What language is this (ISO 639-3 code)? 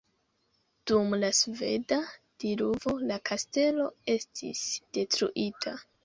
epo